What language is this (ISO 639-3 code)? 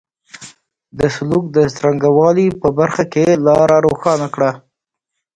pus